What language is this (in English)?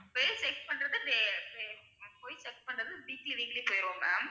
Tamil